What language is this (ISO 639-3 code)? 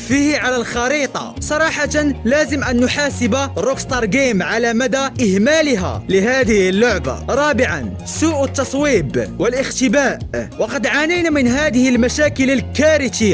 ara